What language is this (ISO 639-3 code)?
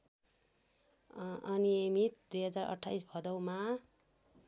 nep